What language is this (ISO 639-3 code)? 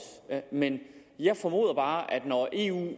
dan